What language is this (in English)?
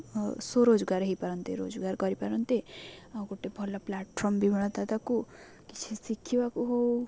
Odia